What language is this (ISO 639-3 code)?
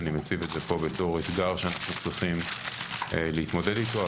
heb